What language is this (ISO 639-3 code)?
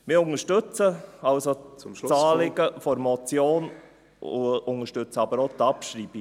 gsw